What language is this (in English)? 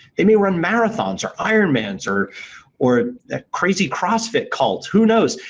English